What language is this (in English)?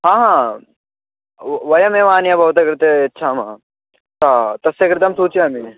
Sanskrit